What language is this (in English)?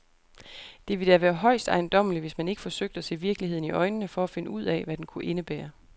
Danish